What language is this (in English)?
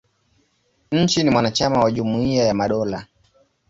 Swahili